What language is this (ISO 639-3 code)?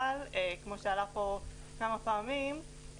heb